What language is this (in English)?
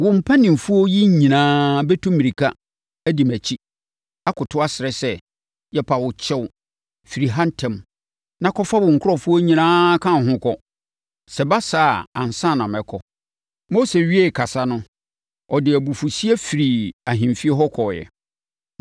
Akan